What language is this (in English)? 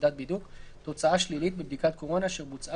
Hebrew